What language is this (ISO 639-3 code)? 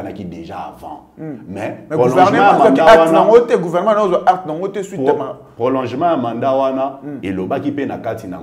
fra